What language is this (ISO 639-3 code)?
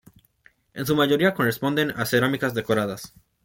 spa